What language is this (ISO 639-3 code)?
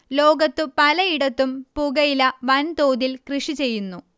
mal